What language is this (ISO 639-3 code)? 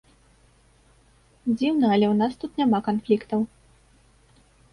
bel